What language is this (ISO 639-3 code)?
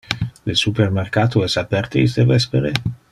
ina